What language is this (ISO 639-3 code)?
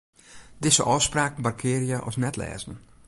fry